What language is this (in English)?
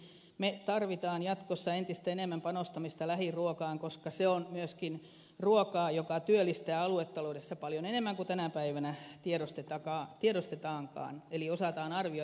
Finnish